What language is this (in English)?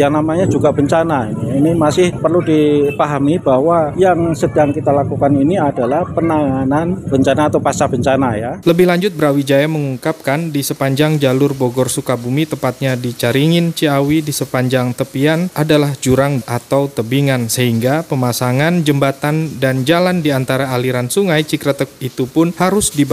Indonesian